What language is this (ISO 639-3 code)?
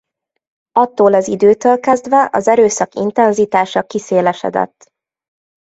hun